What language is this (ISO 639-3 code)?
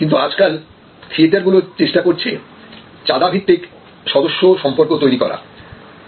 ben